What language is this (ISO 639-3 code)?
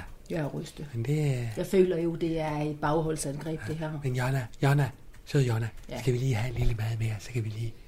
dan